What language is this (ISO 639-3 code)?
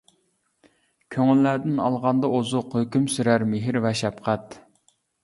uig